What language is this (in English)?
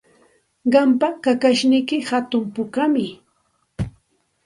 Santa Ana de Tusi Pasco Quechua